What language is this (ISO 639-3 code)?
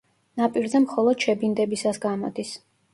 kat